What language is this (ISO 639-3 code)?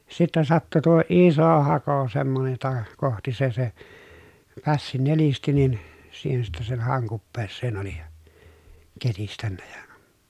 fin